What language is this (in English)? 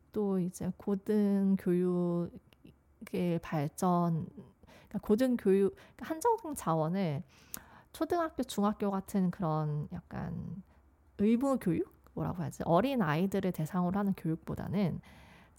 Korean